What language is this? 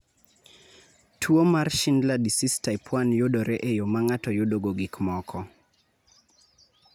Luo (Kenya and Tanzania)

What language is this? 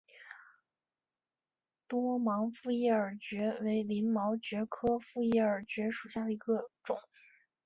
Chinese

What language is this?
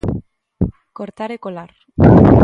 Galician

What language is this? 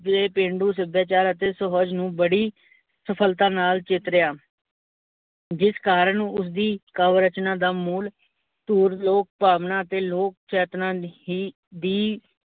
Punjabi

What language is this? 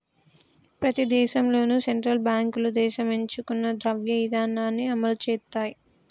Telugu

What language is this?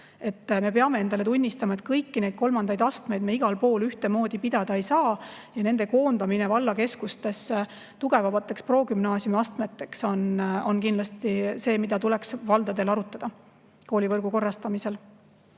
Estonian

